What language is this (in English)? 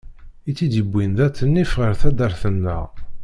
Kabyle